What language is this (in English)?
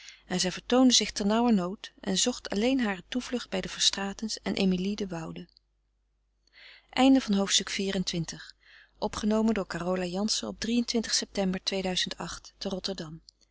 Dutch